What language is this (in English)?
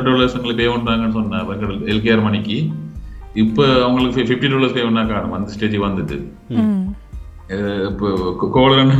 Tamil